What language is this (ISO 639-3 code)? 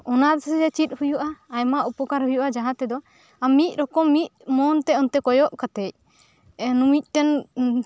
sat